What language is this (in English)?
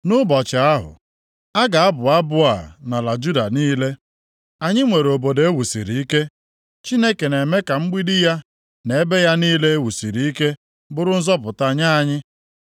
Igbo